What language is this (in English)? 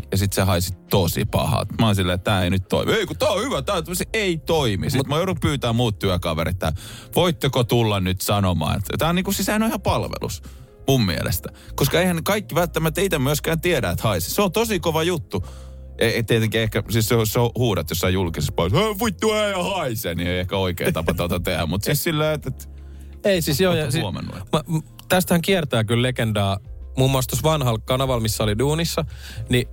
Finnish